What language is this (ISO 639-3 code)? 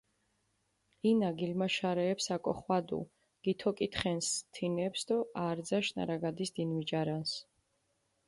xmf